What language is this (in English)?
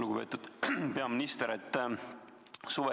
Estonian